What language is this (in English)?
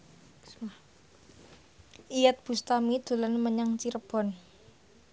Javanese